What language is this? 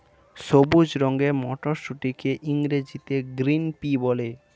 Bangla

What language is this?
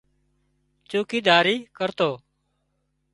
Wadiyara Koli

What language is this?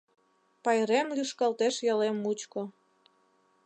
Mari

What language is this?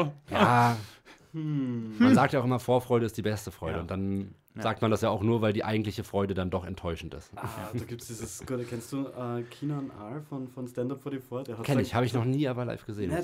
German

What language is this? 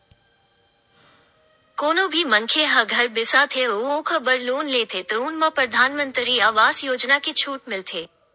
Chhattisgarhi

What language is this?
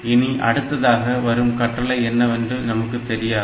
Tamil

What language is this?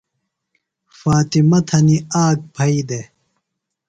Phalura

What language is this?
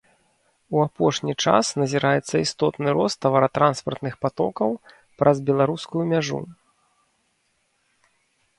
Belarusian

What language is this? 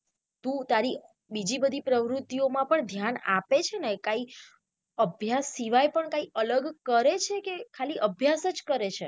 Gujarati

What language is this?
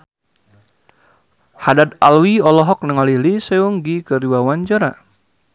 Sundanese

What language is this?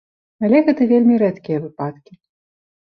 Belarusian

